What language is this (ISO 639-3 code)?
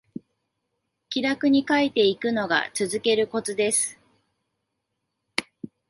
jpn